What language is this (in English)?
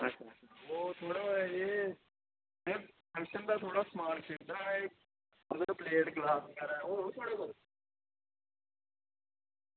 Dogri